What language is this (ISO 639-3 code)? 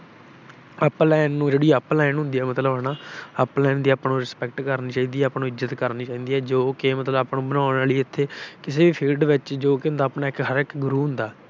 pan